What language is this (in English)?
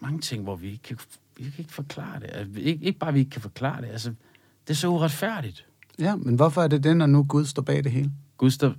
Danish